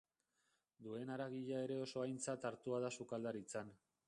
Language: Basque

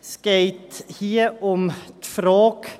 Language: Swiss German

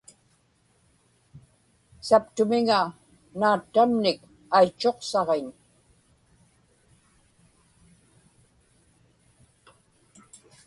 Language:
Inupiaq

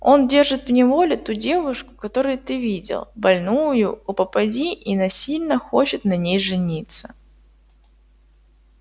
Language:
Russian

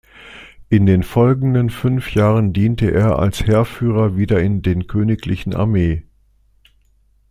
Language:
German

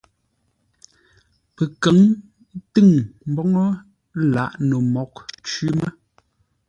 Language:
Ngombale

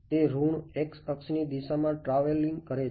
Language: Gujarati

